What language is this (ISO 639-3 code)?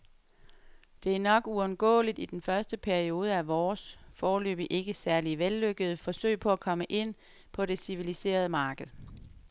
dan